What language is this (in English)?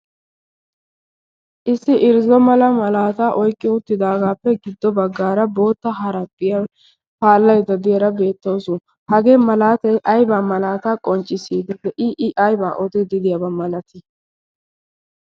Wolaytta